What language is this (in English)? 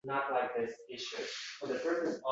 Uzbek